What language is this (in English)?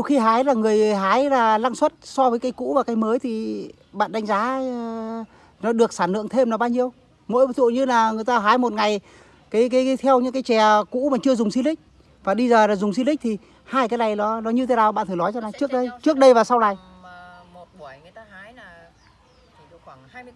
Vietnamese